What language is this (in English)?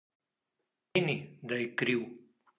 Slovenian